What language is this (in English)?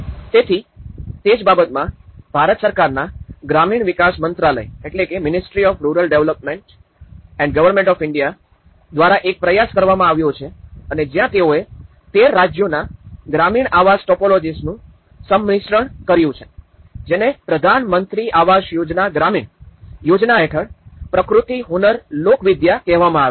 Gujarati